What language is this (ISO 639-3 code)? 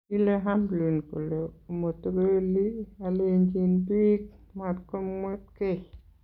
kln